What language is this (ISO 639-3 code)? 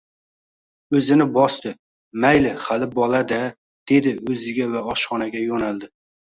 uzb